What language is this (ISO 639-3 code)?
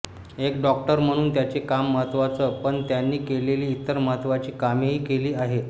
mar